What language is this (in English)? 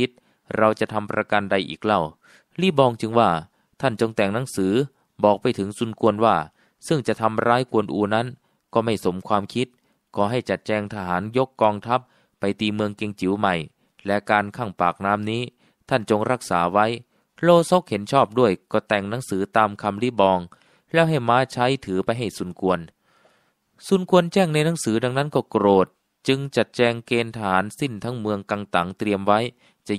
Thai